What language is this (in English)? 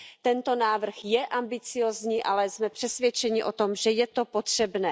Czech